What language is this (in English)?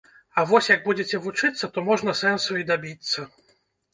Belarusian